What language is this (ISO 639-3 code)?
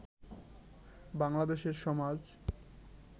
ben